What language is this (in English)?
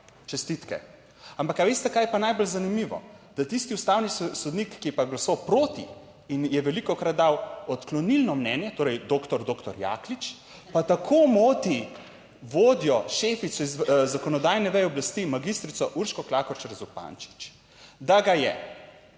Slovenian